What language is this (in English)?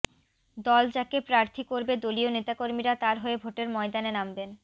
Bangla